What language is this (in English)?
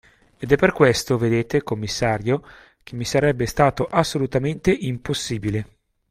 Italian